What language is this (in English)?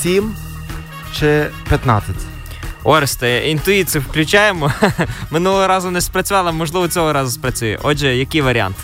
Ukrainian